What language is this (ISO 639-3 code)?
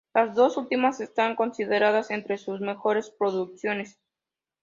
spa